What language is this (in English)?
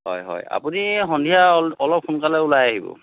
Assamese